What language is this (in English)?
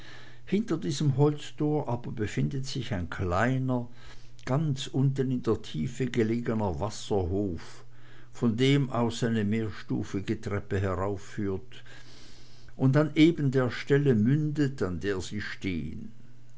German